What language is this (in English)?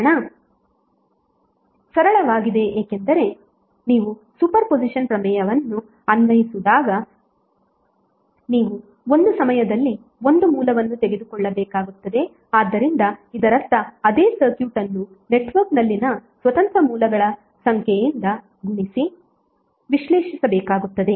Kannada